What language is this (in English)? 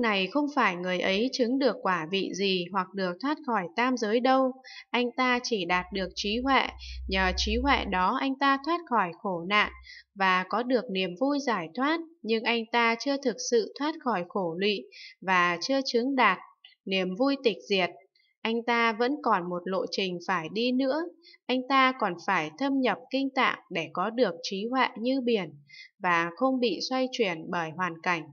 Vietnamese